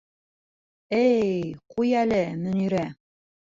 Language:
Bashkir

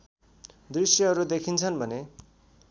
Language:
Nepali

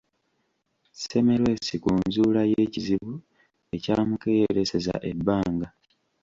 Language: Ganda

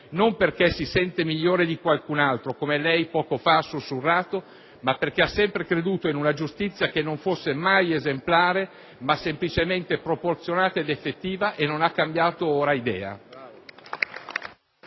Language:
Italian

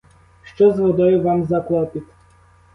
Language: Ukrainian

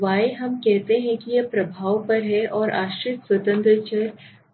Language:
Hindi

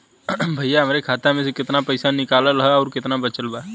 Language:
Bhojpuri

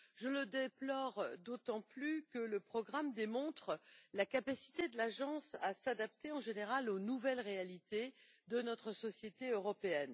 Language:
French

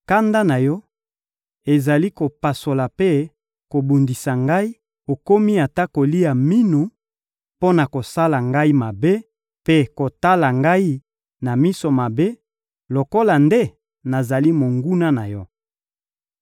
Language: Lingala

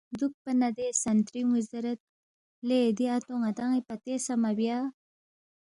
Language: Balti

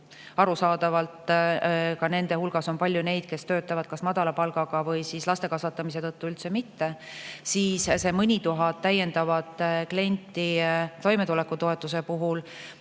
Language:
Estonian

